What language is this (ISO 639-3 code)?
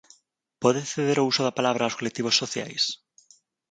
glg